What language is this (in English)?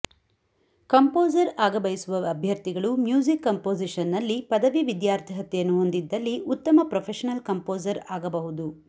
Kannada